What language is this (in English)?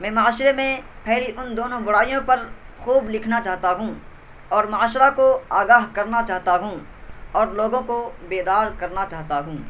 Urdu